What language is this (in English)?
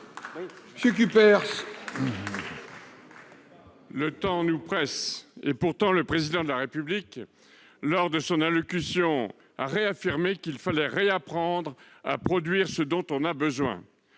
French